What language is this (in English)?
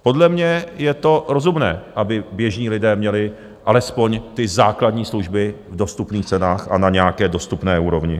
Czech